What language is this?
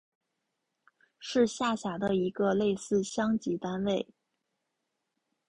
Chinese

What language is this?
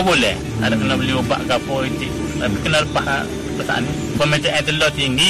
Malay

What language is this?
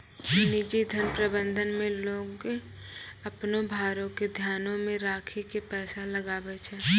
Maithili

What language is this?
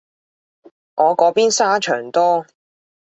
Cantonese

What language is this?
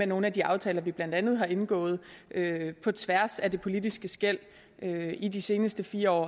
Danish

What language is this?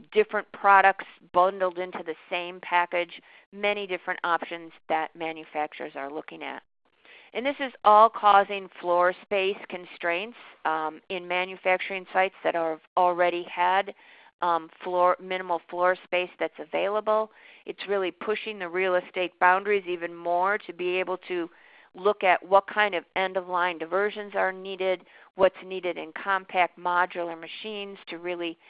English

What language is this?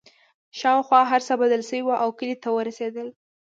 Pashto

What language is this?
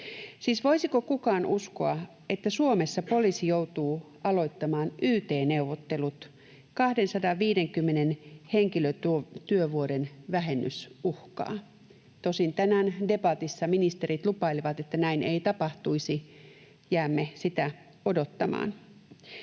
Finnish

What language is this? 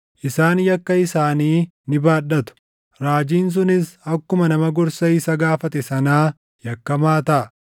Oromo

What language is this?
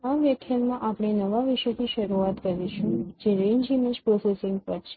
Gujarati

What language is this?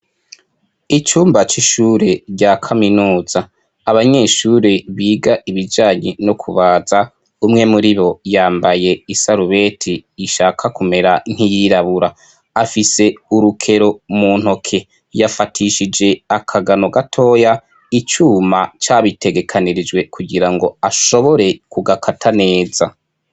Rundi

